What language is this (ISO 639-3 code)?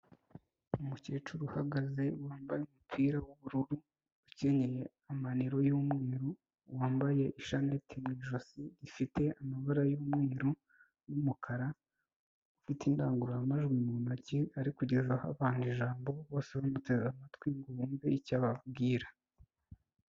kin